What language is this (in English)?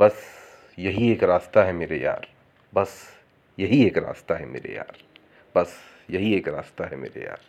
Hindi